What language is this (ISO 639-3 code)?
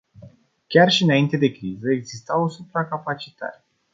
ron